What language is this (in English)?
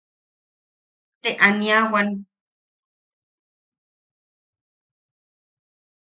Yaqui